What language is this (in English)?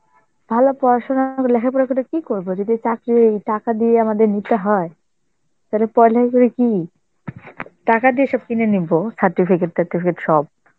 Bangla